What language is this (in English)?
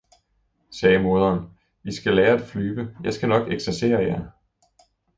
Danish